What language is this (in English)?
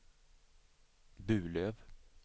Swedish